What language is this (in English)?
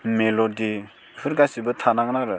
Bodo